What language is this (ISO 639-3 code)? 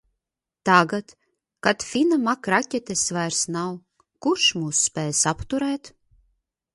lav